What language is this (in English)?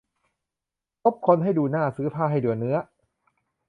Thai